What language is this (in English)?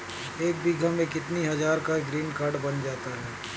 Hindi